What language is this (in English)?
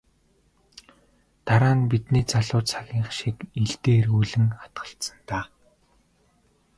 Mongolian